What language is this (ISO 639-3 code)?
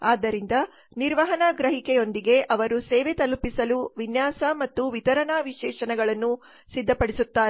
kan